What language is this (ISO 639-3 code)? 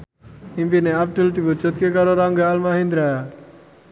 jav